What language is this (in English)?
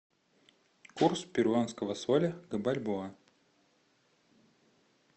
Russian